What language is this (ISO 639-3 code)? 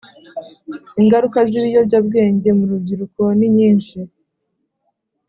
kin